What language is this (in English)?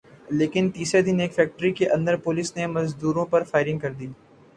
Urdu